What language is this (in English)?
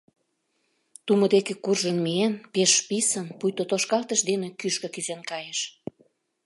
Mari